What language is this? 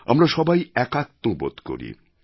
Bangla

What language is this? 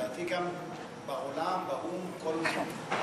Hebrew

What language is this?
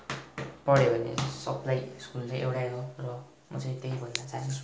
Nepali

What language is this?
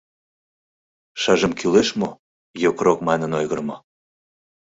Mari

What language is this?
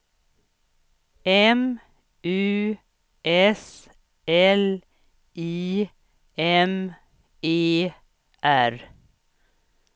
Swedish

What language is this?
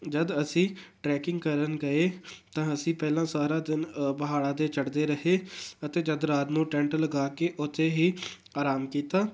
Punjabi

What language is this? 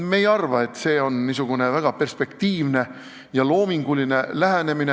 Estonian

